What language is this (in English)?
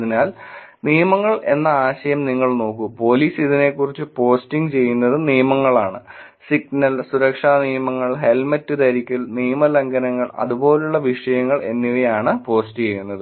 Malayalam